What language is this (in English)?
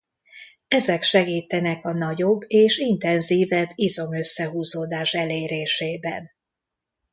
Hungarian